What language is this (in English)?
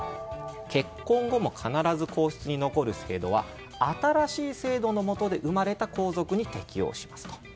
Japanese